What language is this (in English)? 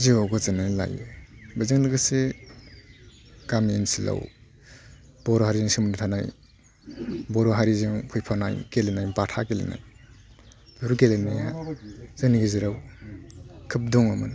Bodo